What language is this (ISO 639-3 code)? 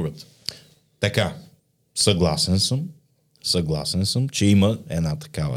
bul